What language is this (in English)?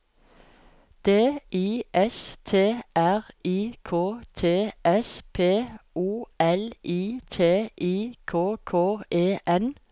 Norwegian